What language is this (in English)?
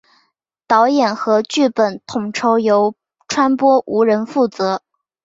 Chinese